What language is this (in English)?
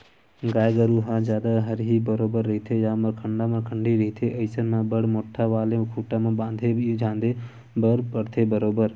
Chhattisgarhi